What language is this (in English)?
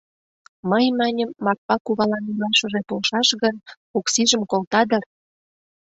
Mari